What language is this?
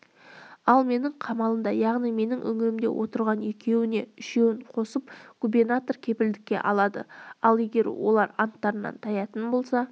Kazakh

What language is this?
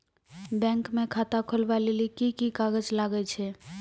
Maithili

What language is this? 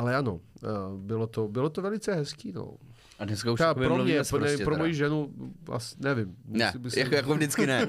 Czech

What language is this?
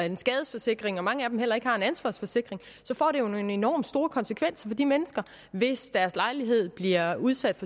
Danish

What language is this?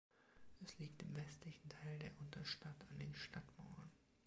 German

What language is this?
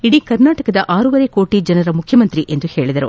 Kannada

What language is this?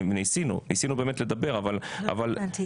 Hebrew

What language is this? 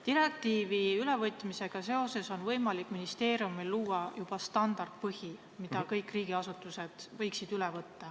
Estonian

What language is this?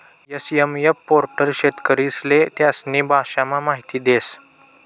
Marathi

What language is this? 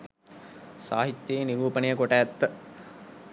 Sinhala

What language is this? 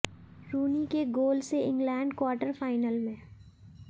Hindi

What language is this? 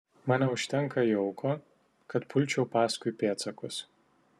Lithuanian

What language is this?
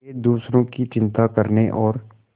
Hindi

